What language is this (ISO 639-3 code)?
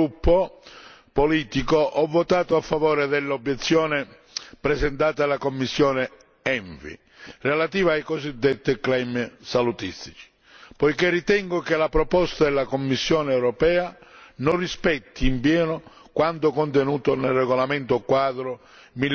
ita